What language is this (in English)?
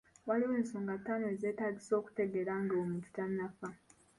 Ganda